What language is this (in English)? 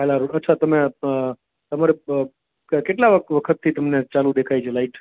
Gujarati